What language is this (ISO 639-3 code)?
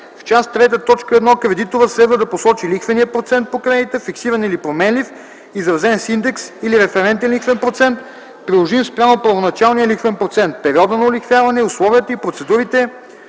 bul